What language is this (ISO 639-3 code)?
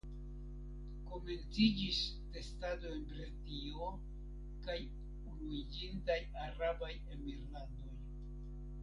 epo